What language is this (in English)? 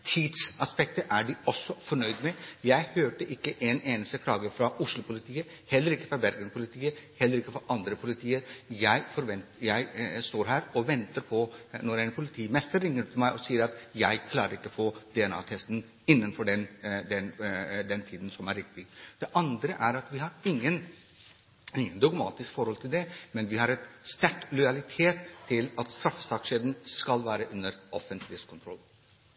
Norwegian Bokmål